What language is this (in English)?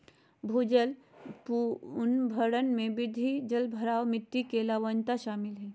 Magahi